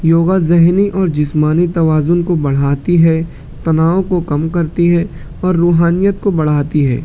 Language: Urdu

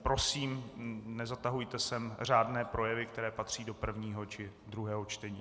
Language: Czech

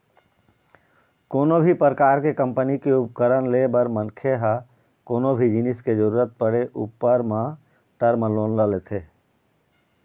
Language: Chhattisgarhi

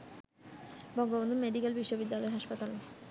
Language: Bangla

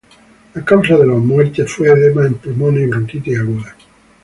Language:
Spanish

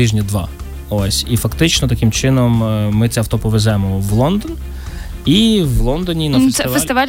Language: Ukrainian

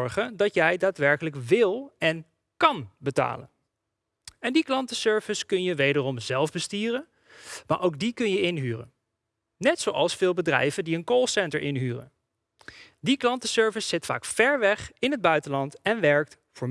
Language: Dutch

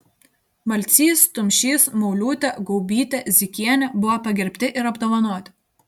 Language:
Lithuanian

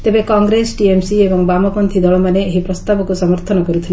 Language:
Odia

